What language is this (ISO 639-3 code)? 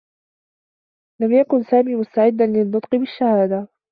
ara